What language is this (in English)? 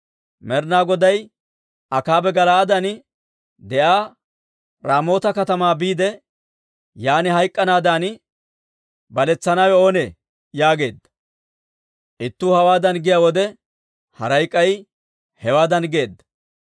Dawro